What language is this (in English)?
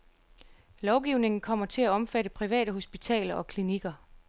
Danish